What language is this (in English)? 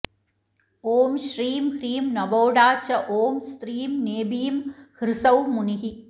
Sanskrit